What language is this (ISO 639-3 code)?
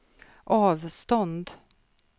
swe